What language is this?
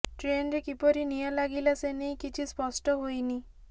Odia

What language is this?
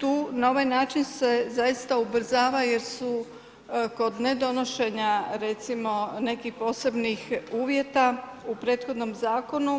Croatian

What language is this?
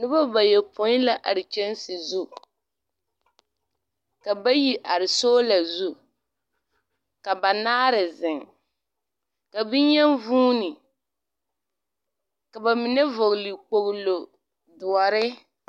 Southern Dagaare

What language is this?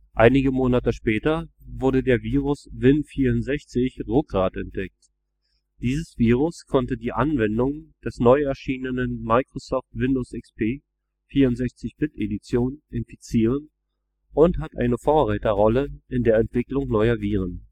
German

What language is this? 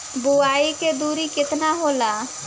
Bhojpuri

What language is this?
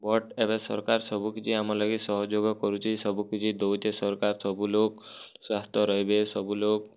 Odia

